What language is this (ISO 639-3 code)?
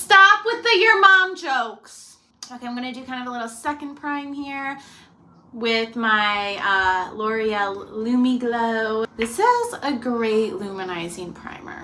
eng